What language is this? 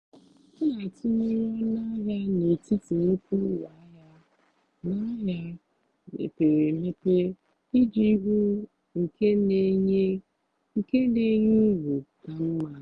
Igbo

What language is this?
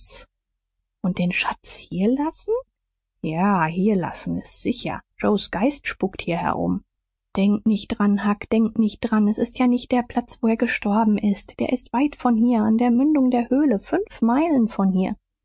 German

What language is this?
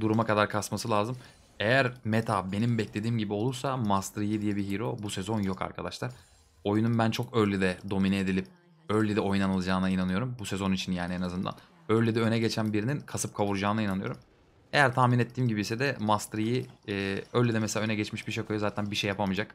Turkish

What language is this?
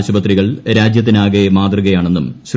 Malayalam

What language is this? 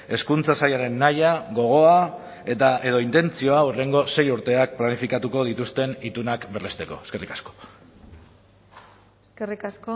Basque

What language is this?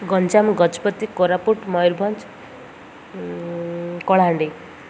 Odia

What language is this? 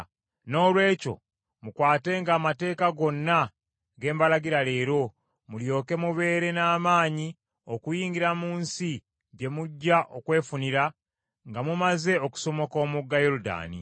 Ganda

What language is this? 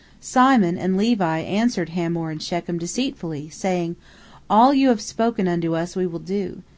English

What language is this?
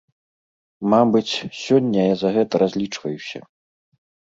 Belarusian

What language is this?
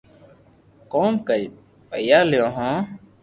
Loarki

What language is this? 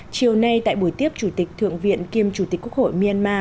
Vietnamese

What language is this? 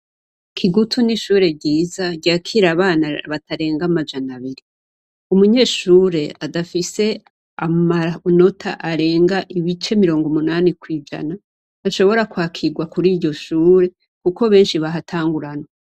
Rundi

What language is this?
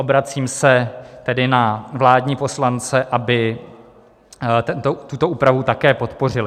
Czech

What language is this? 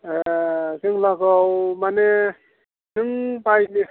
Bodo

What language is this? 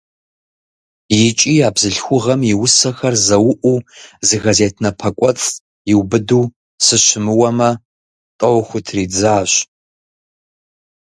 Kabardian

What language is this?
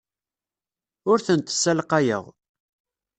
Kabyle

